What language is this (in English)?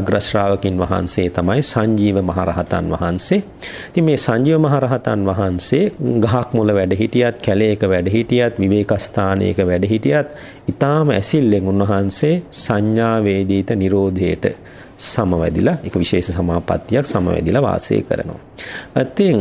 Romanian